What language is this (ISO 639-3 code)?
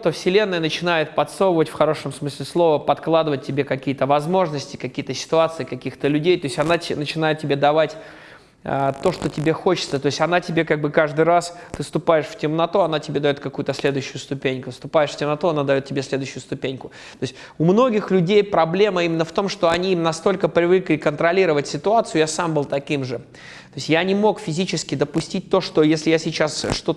rus